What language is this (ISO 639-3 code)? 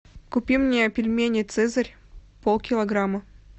rus